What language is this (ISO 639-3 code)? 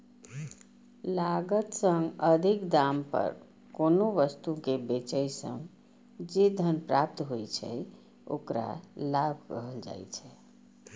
mai